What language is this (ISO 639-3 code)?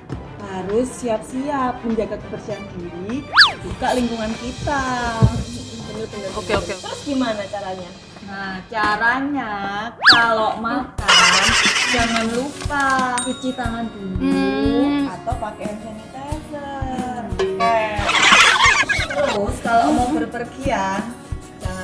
ind